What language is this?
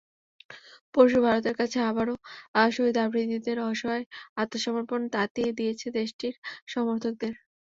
Bangla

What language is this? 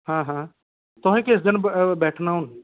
Dogri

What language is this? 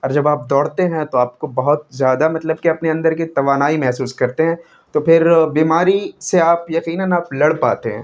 Urdu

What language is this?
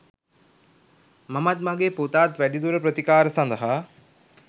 Sinhala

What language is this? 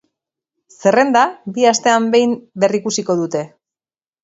Basque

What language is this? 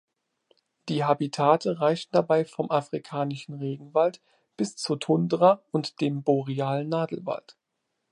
German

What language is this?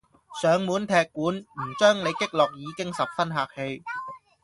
Cantonese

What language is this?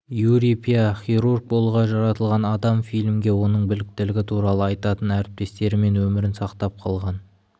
Kazakh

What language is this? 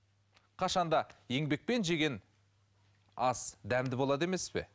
Kazakh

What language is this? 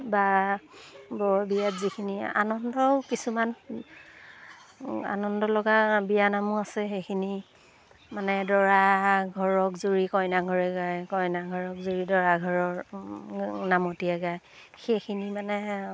Assamese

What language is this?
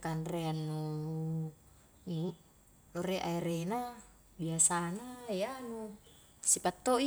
Highland Konjo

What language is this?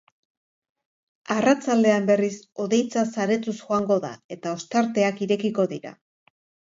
Basque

